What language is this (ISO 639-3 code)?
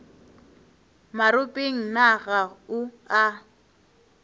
nso